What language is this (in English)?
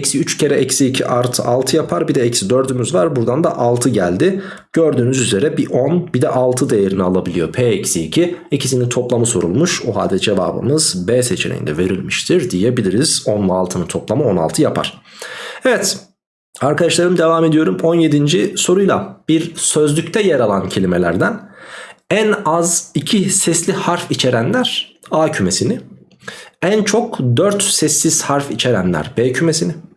Turkish